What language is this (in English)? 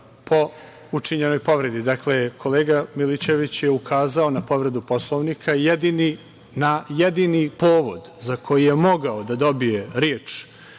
Serbian